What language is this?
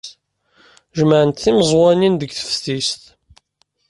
Kabyle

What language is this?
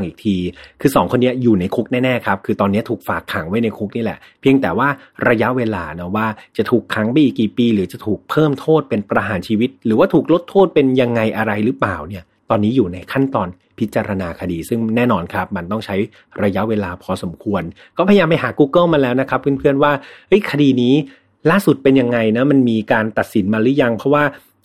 Thai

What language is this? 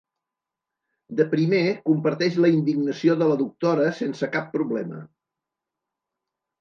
Catalan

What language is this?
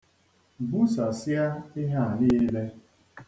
Igbo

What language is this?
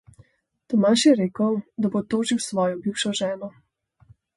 Slovenian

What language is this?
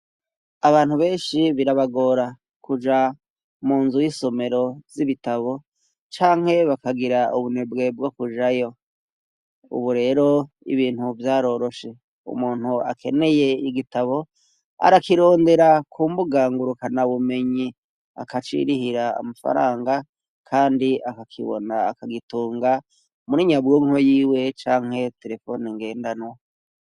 Rundi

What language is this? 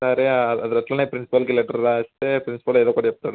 Telugu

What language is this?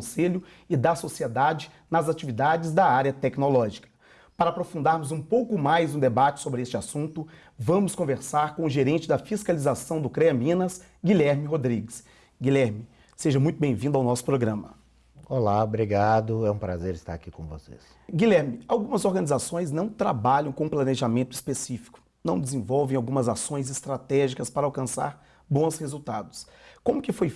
Portuguese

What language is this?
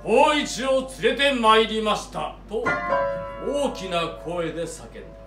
Japanese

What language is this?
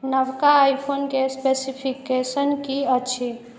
Maithili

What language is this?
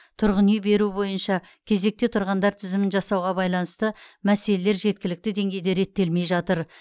Kazakh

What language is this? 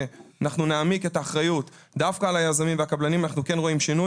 Hebrew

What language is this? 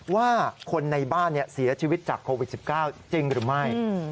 Thai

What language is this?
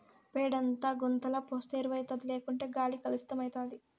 Telugu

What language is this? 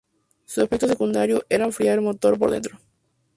Spanish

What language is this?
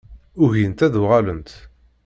Kabyle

